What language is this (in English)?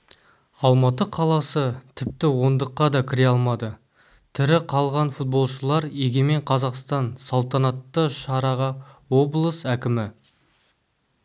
Kazakh